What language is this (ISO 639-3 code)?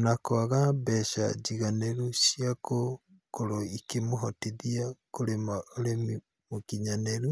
kik